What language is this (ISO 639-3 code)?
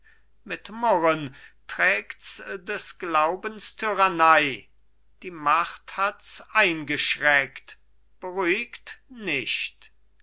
deu